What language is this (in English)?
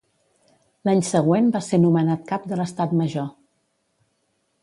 Catalan